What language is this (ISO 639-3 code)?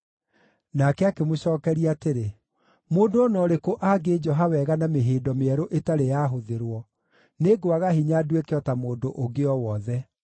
kik